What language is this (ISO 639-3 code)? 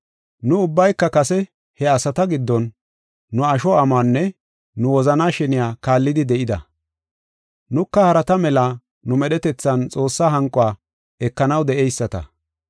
gof